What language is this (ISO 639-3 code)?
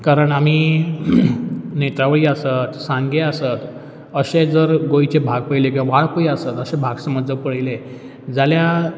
kok